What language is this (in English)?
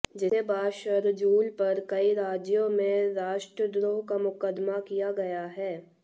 Hindi